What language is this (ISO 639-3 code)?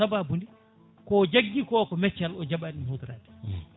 ful